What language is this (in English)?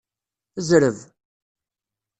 Kabyle